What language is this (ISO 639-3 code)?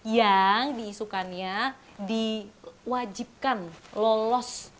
ind